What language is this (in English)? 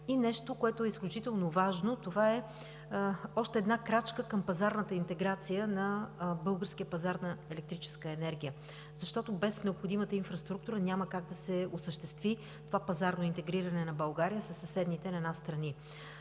Bulgarian